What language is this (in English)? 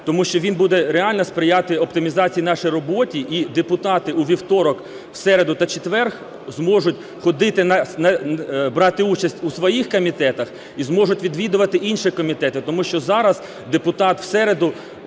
Ukrainian